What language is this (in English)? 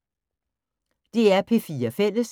Danish